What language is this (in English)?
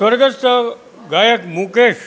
Gujarati